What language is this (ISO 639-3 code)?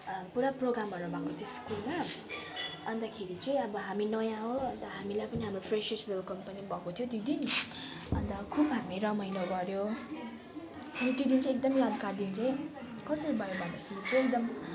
nep